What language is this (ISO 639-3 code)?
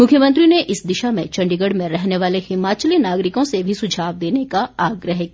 hin